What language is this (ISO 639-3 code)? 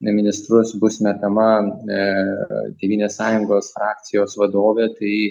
lit